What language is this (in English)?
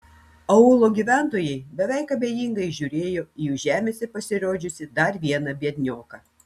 Lithuanian